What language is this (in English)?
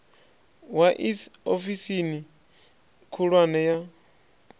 Venda